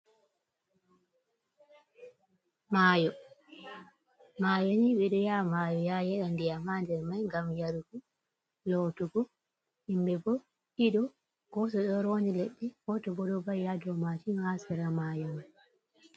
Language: Fula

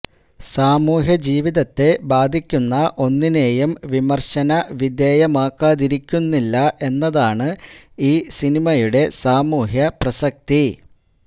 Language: Malayalam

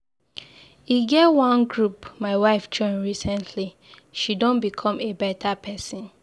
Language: Nigerian Pidgin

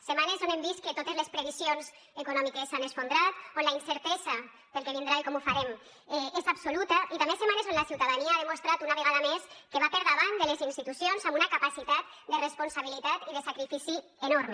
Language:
Catalan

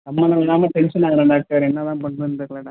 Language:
Tamil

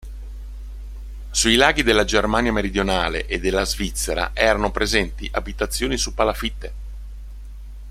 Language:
Italian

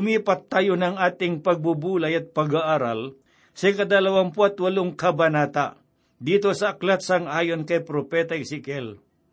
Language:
Filipino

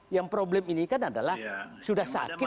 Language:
Indonesian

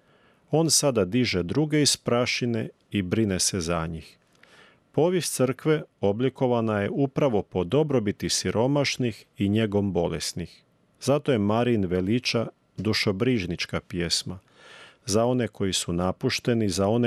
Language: Croatian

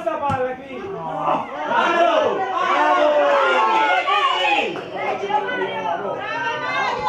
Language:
Italian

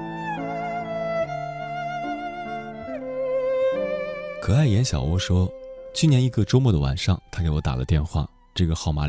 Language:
Chinese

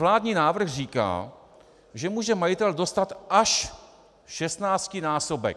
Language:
Czech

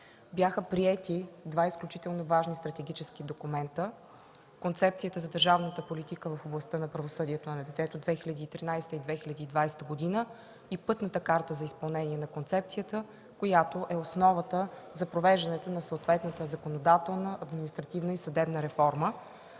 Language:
Bulgarian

